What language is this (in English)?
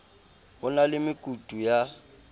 Southern Sotho